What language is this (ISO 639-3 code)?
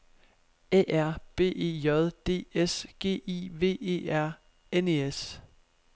dan